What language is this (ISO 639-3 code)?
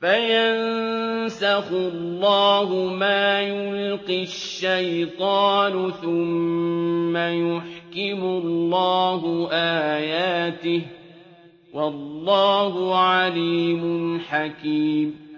ara